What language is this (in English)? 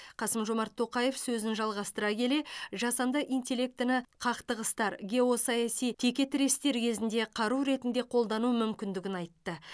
Kazakh